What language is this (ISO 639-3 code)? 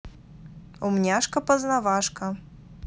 rus